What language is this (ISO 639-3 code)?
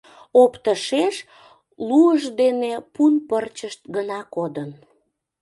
chm